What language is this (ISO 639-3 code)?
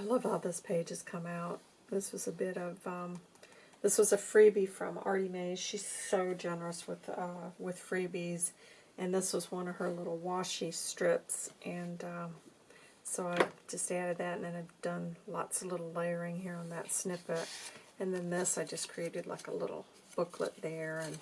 eng